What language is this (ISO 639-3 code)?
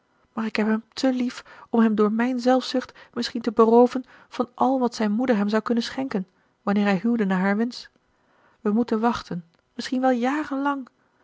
nld